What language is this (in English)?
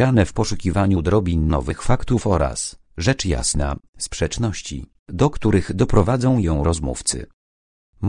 Polish